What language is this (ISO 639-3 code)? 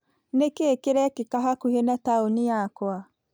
kik